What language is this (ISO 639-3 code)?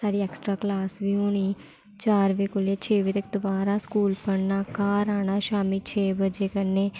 doi